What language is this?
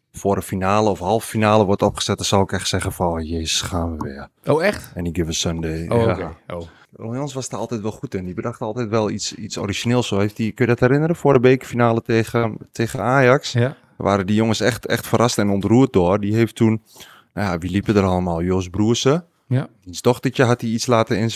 Dutch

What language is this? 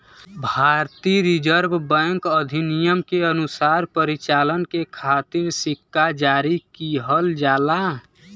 Bhojpuri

